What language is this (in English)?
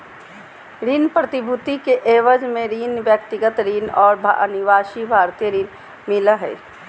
Magahi